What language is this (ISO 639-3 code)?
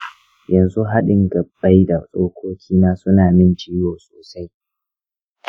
hau